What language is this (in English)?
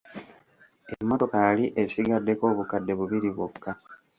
Ganda